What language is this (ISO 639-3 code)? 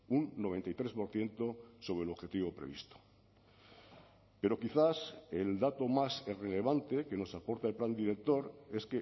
spa